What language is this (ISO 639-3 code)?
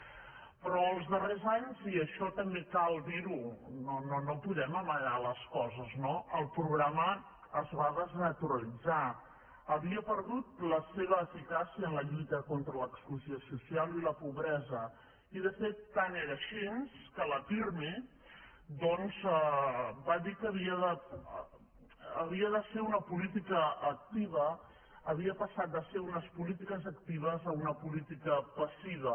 cat